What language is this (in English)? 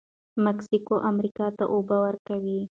Pashto